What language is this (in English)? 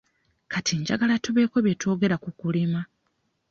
Ganda